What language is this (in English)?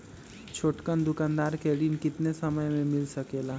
Magahi